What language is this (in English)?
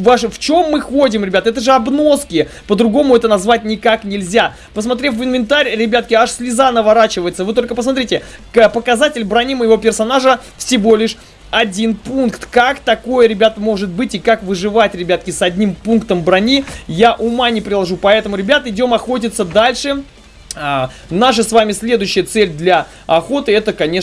Russian